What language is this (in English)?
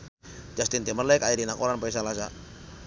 Sundanese